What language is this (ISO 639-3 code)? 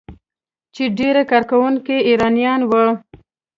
pus